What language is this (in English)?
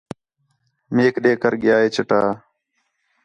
Khetrani